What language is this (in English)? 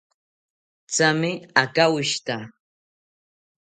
South Ucayali Ashéninka